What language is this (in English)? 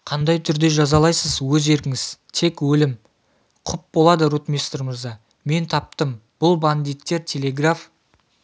Kazakh